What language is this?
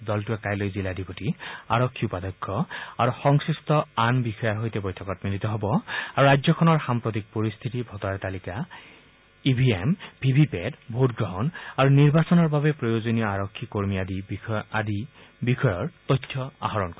Assamese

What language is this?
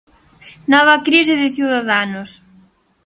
Galician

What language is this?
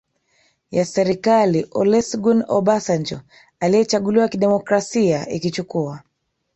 Swahili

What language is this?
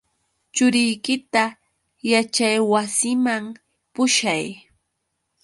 Yauyos Quechua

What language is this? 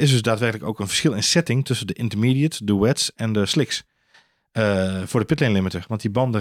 Dutch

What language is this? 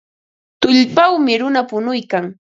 Ambo-Pasco Quechua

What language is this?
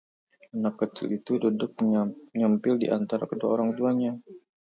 Indonesian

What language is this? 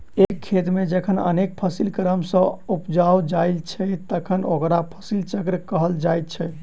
Maithili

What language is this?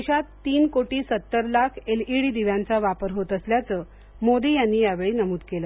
Marathi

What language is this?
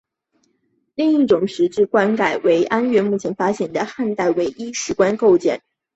Chinese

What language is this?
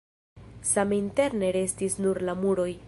Esperanto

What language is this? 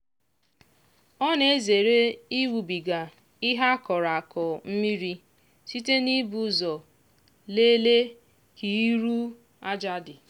Igbo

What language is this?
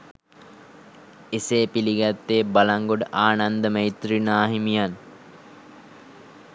Sinhala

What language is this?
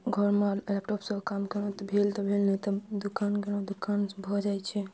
Maithili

